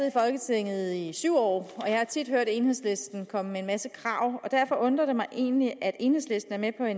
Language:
Danish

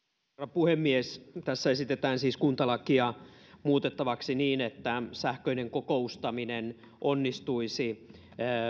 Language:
Finnish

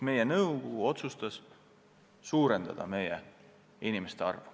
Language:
Estonian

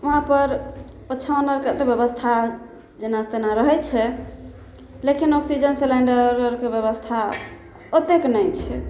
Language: Maithili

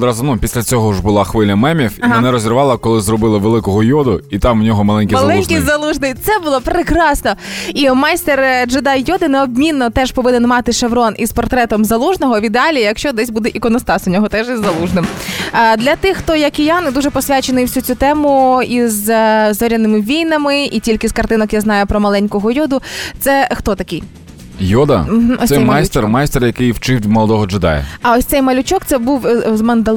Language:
Ukrainian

